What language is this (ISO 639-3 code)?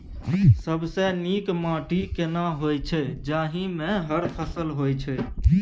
mai